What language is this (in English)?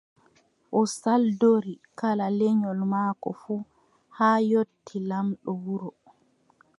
Adamawa Fulfulde